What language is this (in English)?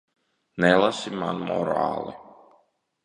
Latvian